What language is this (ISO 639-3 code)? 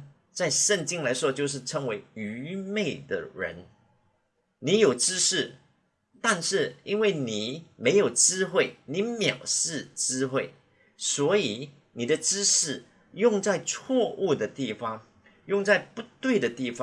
zho